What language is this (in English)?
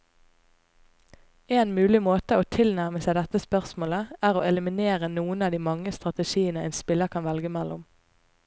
Norwegian